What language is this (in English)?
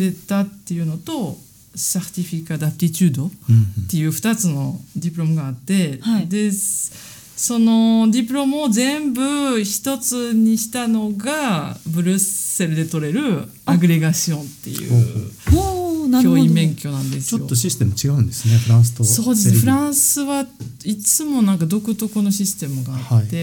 Japanese